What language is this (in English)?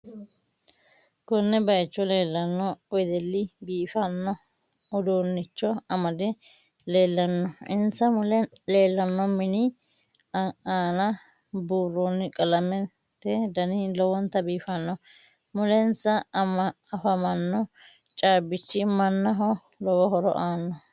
Sidamo